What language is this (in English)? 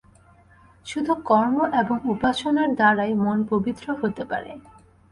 Bangla